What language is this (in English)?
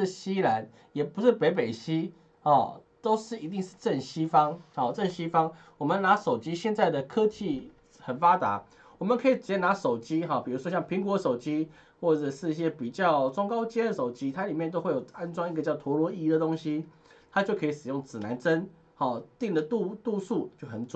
Chinese